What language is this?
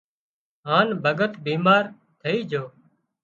Wadiyara Koli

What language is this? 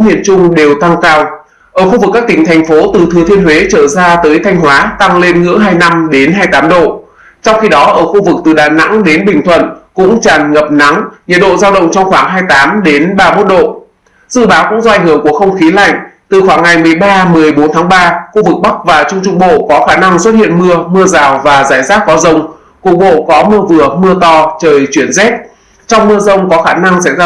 Vietnamese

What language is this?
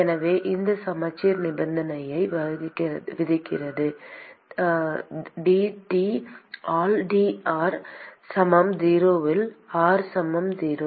Tamil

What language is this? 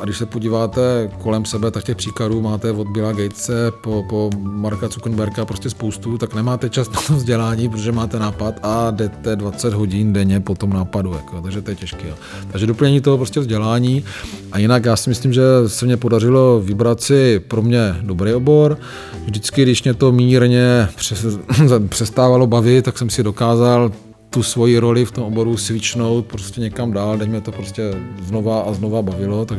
Czech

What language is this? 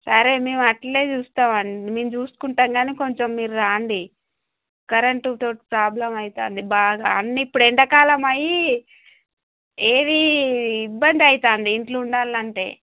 Telugu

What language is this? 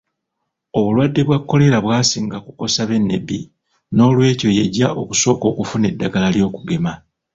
Ganda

